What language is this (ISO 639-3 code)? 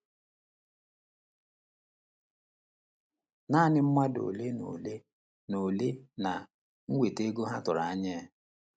ibo